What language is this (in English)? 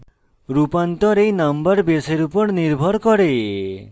Bangla